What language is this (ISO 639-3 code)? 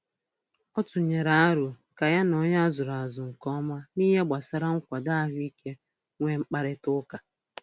ibo